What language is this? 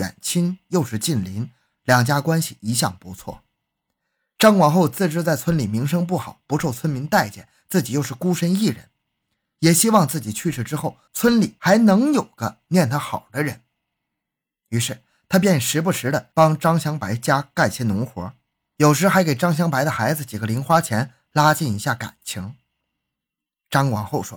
Chinese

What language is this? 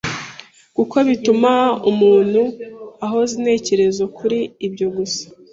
Kinyarwanda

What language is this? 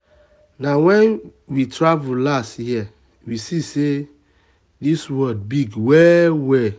Nigerian Pidgin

